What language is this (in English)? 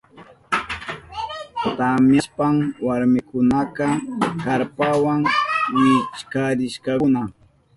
Southern Pastaza Quechua